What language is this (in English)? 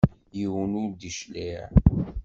Kabyle